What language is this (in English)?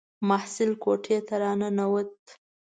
Pashto